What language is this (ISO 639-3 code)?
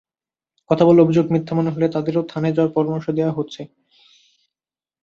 ben